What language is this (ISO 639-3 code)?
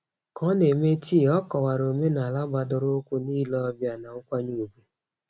ibo